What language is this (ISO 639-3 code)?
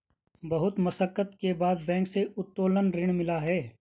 hin